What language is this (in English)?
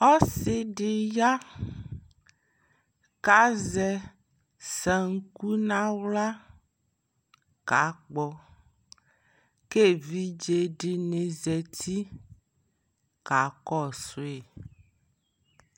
Ikposo